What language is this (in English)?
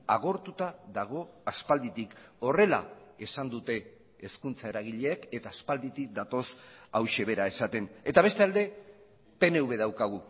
Basque